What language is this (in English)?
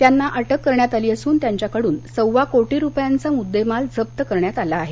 Marathi